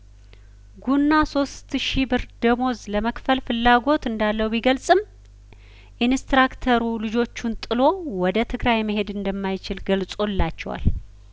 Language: Amharic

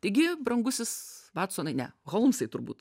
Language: Lithuanian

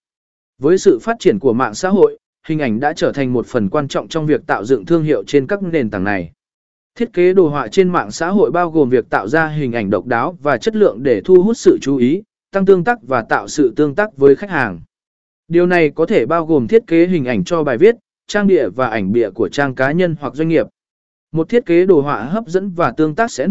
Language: Vietnamese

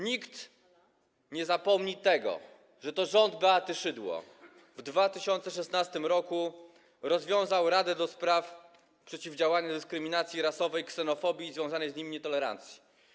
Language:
Polish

